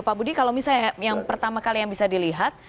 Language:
Indonesian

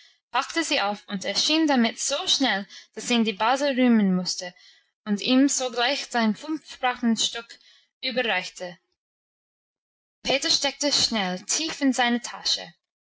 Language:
German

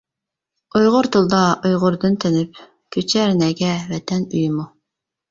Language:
Uyghur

